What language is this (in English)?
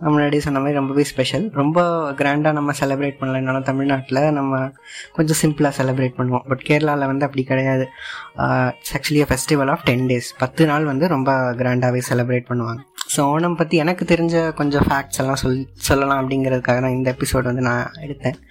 Tamil